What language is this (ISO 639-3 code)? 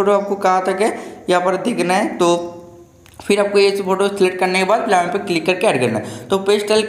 hin